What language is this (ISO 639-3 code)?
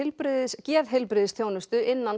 isl